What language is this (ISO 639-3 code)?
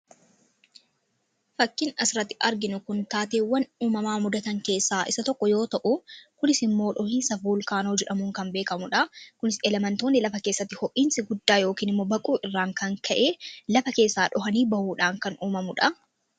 orm